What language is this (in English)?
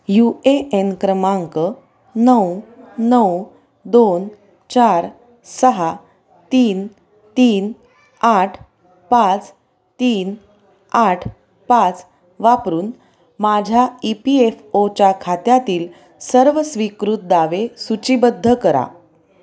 Marathi